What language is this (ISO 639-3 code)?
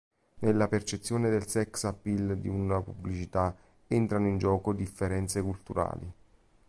ita